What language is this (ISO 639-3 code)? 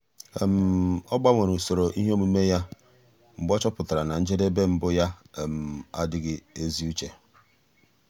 ibo